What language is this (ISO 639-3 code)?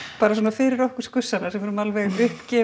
isl